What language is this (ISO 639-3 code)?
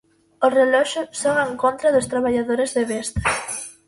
glg